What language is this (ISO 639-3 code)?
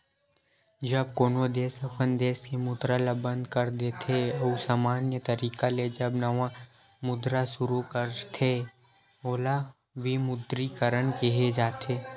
hne